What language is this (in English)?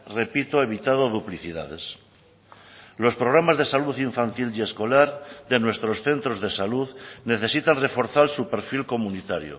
Spanish